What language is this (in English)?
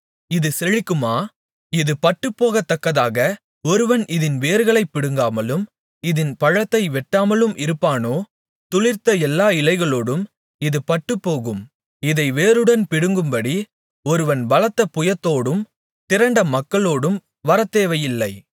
Tamil